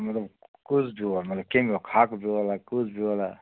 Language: Kashmiri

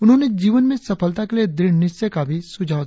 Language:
Hindi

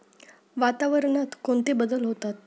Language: Marathi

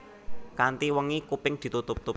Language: Javanese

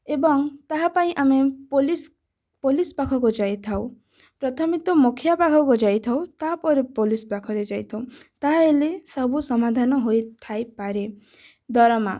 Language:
Odia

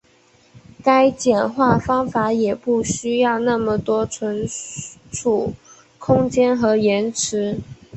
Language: Chinese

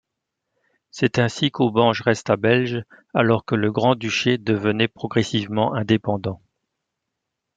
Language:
French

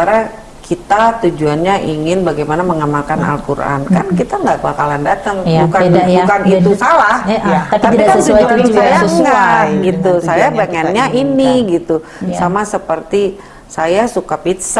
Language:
Indonesian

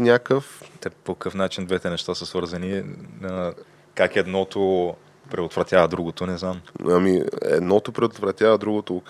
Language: Bulgarian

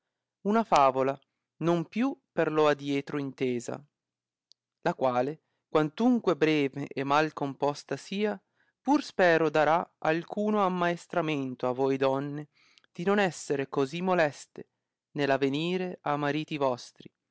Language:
Italian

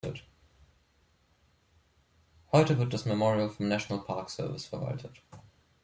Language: German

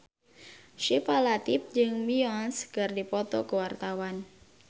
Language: Sundanese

